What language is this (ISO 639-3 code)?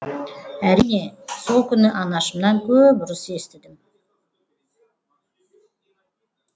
kaz